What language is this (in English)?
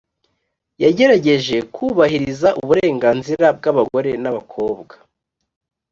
Kinyarwanda